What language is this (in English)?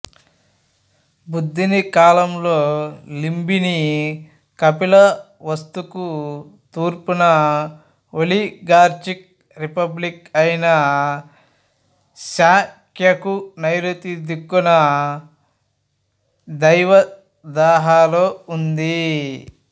Telugu